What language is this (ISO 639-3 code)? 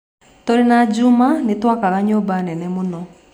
kik